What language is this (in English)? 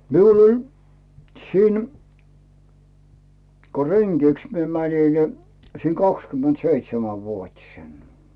Finnish